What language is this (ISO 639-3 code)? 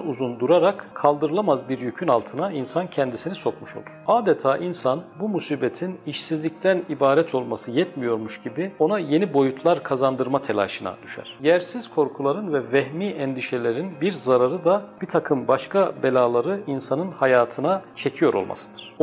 tur